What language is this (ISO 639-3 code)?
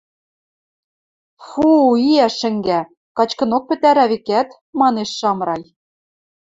mrj